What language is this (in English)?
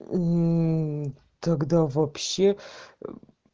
Russian